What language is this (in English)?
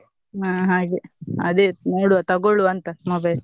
Kannada